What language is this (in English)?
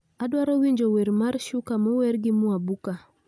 Luo (Kenya and Tanzania)